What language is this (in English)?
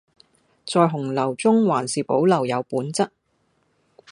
Cantonese